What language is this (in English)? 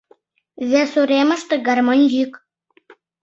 Mari